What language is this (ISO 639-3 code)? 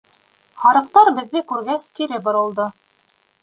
bak